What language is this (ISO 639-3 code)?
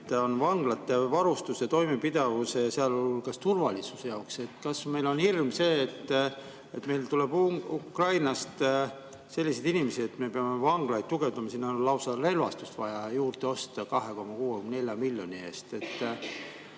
est